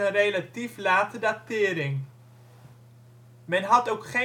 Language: Dutch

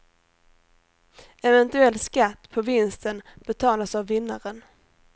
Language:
Swedish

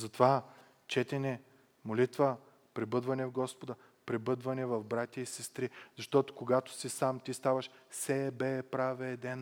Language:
Bulgarian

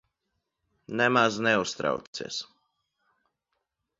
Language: Latvian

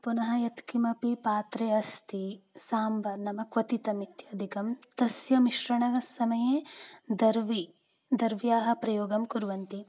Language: Sanskrit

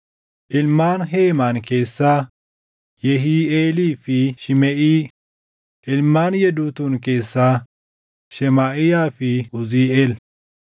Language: Oromo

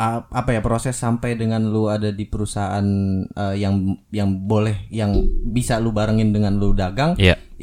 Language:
Indonesian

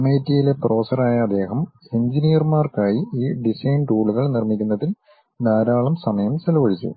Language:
Malayalam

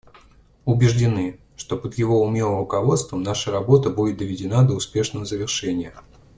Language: Russian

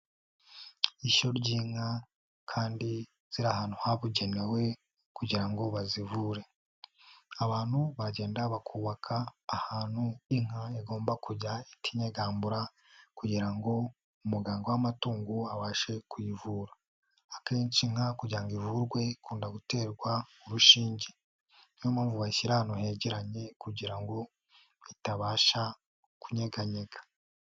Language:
Kinyarwanda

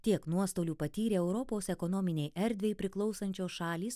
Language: Lithuanian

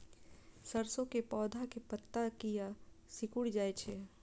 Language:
Maithili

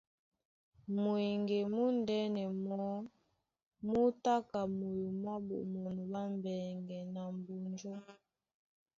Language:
Duala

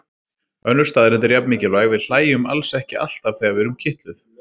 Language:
Icelandic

